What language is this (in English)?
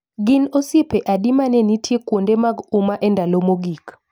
Luo (Kenya and Tanzania)